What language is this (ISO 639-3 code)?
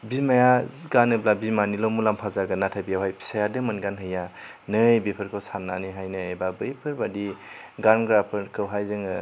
brx